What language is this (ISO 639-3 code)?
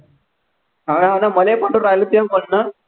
mar